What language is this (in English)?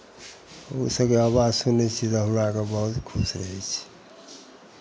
Maithili